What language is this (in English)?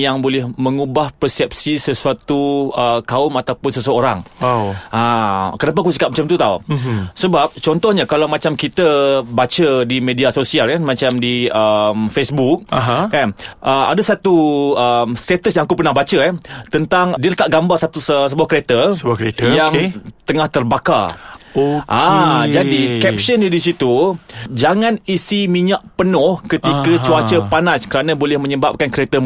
Malay